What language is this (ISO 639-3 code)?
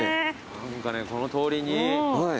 jpn